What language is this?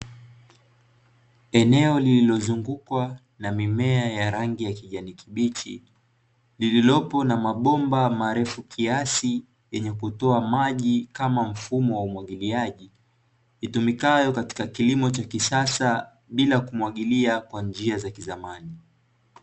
Swahili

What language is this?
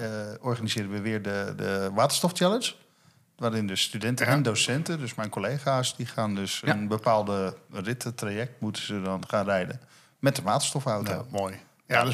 Dutch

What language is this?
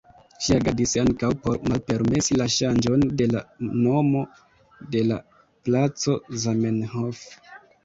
Esperanto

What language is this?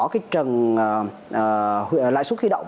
Vietnamese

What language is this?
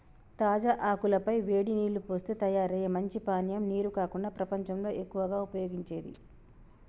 Telugu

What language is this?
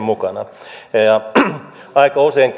Finnish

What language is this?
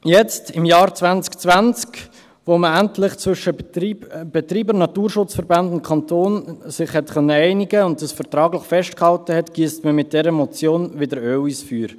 Swiss German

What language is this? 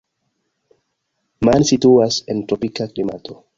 Esperanto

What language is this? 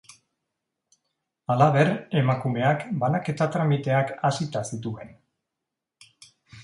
Basque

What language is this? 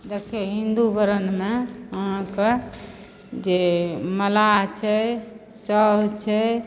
Maithili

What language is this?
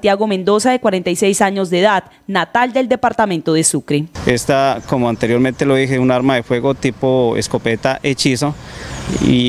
Spanish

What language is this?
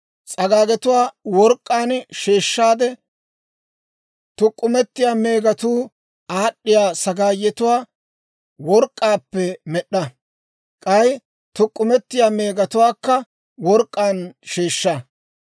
Dawro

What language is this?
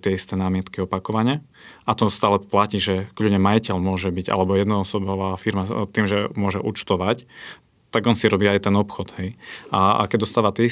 Slovak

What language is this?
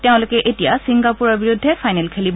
Assamese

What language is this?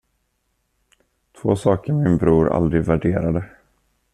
Swedish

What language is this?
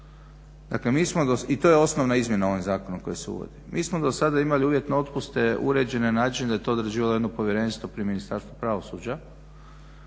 Croatian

